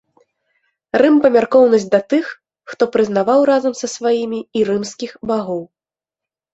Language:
Belarusian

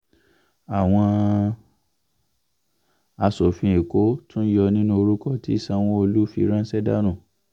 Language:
Yoruba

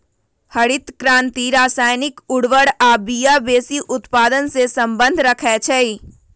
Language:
Magahi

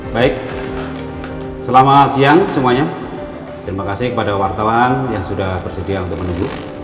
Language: Indonesian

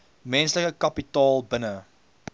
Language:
Afrikaans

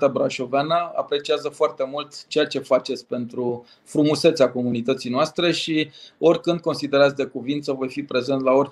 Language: Romanian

